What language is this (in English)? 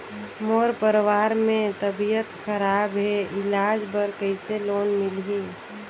Chhattisgarhi